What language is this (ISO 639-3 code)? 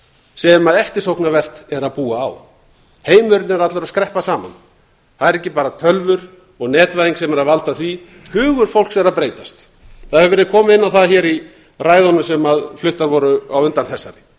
isl